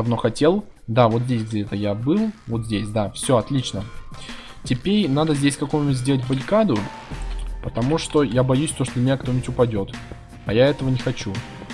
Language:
Russian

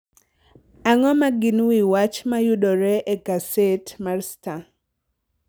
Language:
Luo (Kenya and Tanzania)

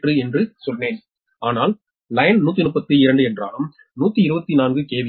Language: Tamil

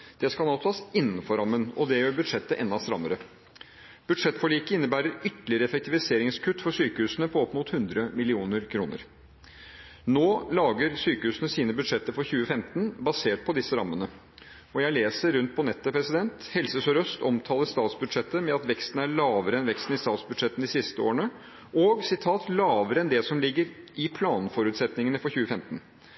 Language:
Norwegian Bokmål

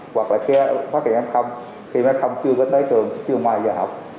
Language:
Vietnamese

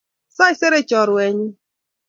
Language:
Kalenjin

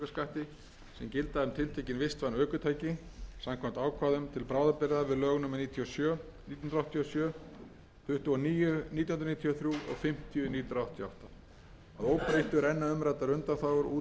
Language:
Icelandic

